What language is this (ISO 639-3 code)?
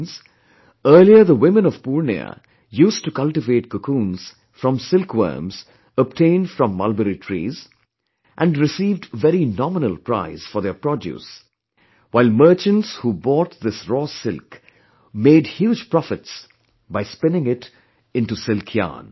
eng